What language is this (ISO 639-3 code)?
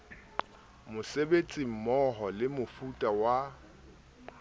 sot